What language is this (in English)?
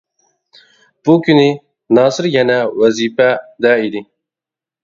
Uyghur